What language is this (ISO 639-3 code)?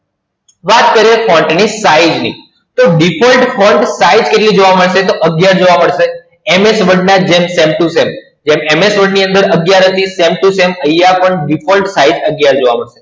guj